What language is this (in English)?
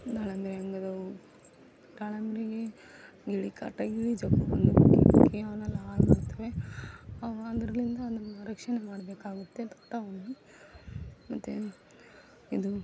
Kannada